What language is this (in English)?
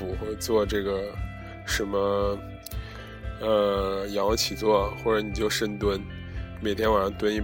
Chinese